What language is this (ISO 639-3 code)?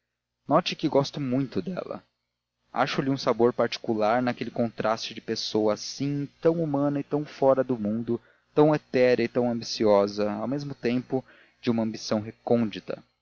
por